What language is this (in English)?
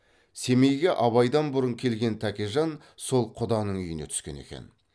Kazakh